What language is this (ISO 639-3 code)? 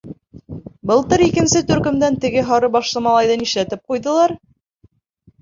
bak